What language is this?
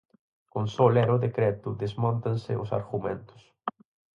Galician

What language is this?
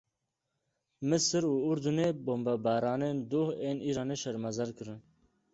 Kurdish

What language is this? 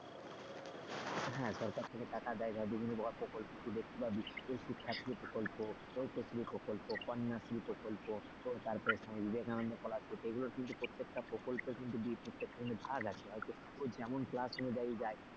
Bangla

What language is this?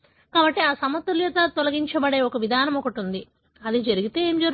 Telugu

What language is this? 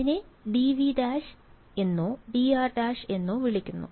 Malayalam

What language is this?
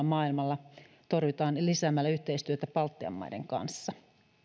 Finnish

